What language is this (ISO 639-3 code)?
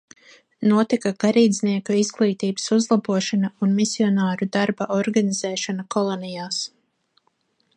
lav